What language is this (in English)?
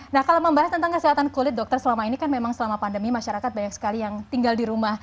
Indonesian